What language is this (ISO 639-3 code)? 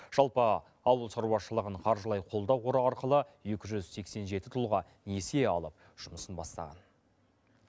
kaz